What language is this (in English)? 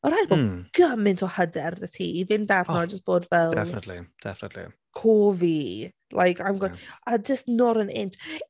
Welsh